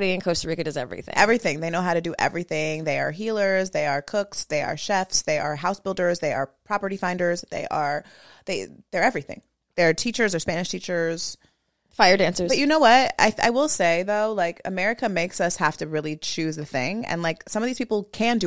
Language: English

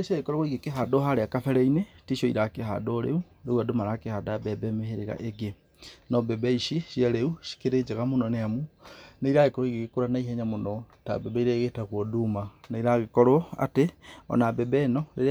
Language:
Kikuyu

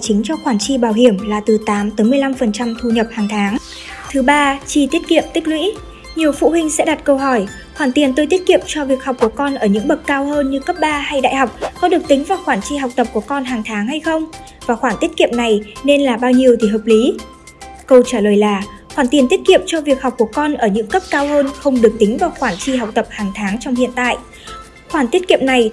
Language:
Vietnamese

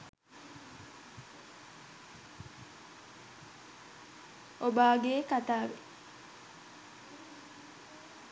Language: Sinhala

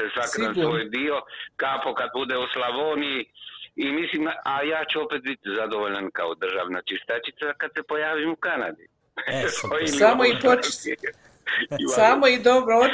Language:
Croatian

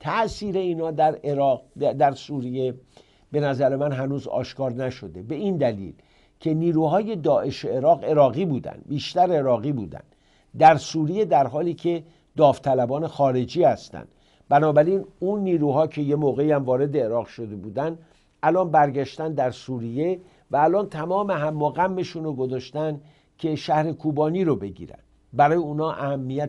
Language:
Persian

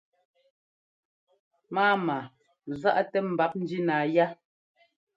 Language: Ngomba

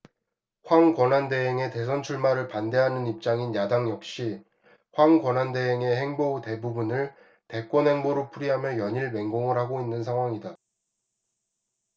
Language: Korean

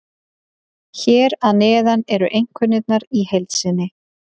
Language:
Icelandic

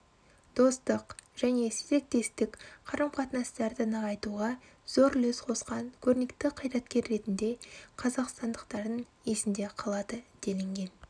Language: Kazakh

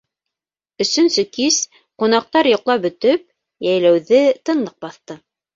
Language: Bashkir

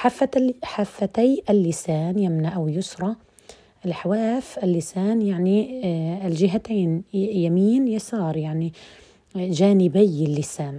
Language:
Arabic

